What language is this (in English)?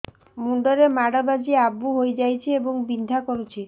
Odia